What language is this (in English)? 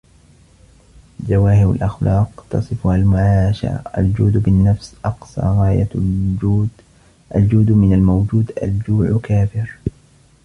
Arabic